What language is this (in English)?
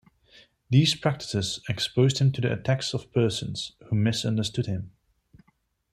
English